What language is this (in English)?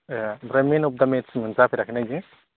Bodo